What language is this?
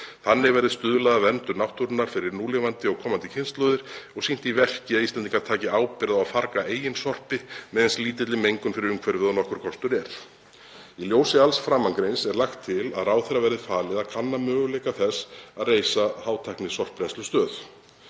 Icelandic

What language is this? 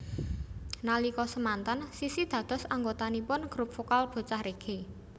Javanese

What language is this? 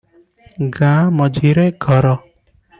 Odia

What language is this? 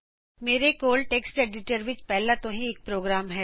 Punjabi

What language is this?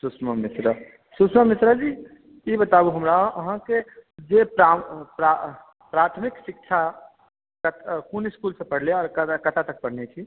Maithili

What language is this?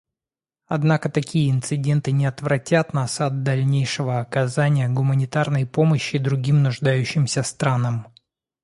Russian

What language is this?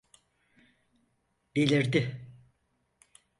Turkish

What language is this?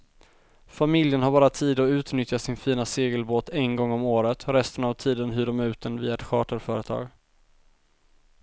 Swedish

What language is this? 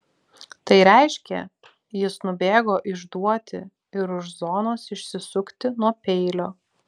Lithuanian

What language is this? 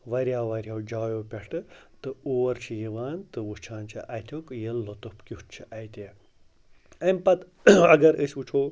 Kashmiri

